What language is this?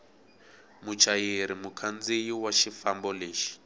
Tsonga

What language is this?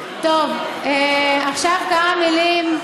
Hebrew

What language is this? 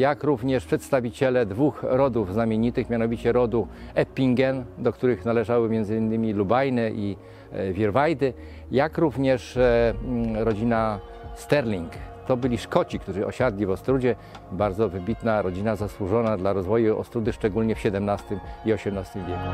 Polish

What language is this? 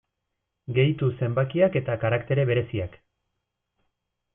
Basque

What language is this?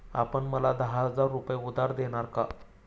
Marathi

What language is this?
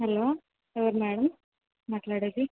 Telugu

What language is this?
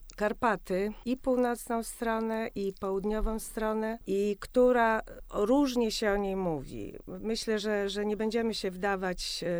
Polish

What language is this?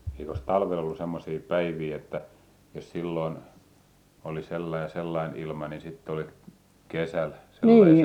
Finnish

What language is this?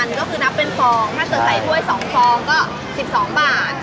Thai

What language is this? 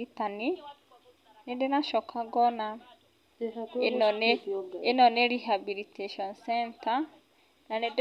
Kikuyu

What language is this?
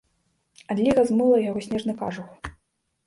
Belarusian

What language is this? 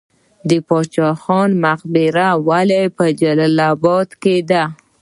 Pashto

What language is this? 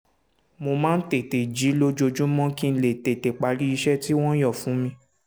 Yoruba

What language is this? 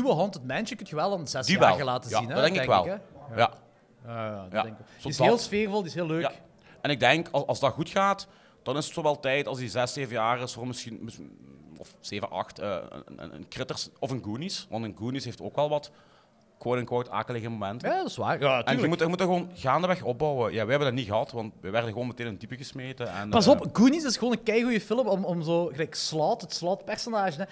Dutch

